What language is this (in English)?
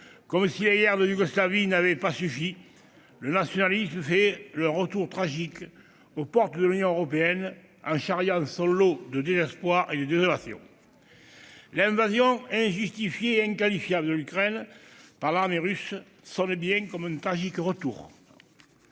French